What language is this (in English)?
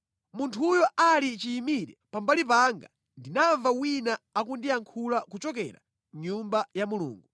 Nyanja